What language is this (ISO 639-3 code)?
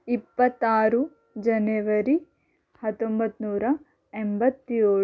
kan